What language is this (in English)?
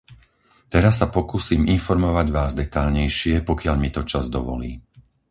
Slovak